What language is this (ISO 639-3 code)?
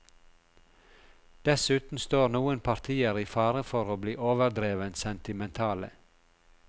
nor